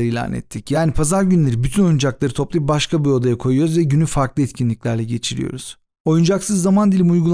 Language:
Turkish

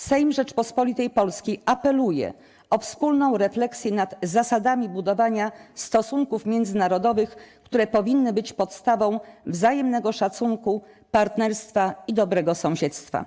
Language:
Polish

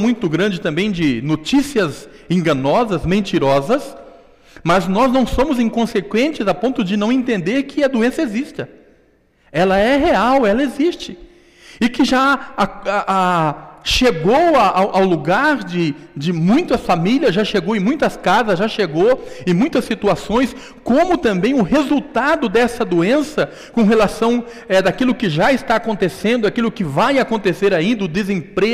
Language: Portuguese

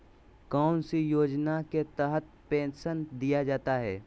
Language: Magahi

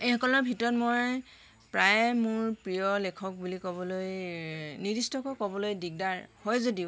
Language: Assamese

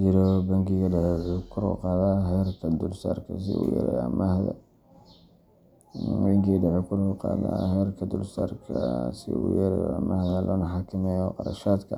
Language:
Somali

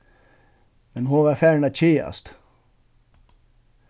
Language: Faroese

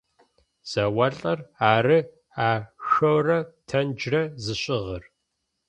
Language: Adyghe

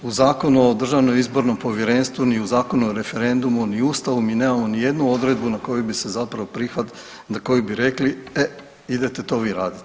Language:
Croatian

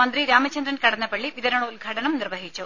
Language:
Malayalam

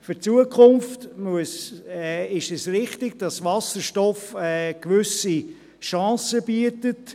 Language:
Swiss German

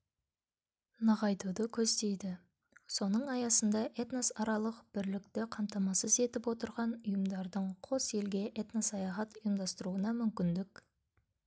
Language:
Kazakh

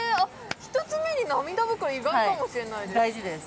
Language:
Japanese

